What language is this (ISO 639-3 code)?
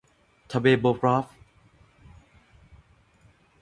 tha